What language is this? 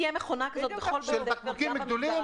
Hebrew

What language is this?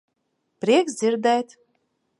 Latvian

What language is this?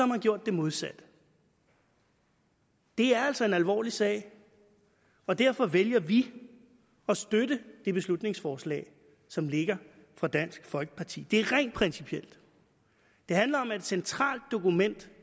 Danish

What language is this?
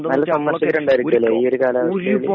Malayalam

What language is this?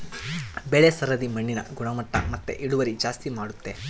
Kannada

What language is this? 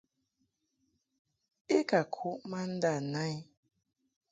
Mungaka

